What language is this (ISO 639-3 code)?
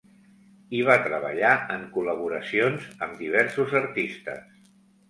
cat